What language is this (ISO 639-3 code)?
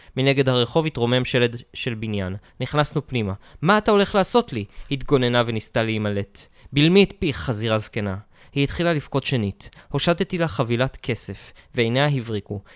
heb